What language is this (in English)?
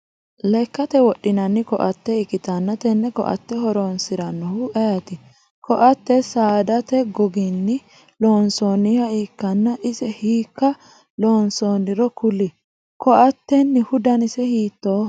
Sidamo